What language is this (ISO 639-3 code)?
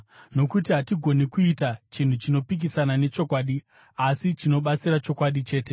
sna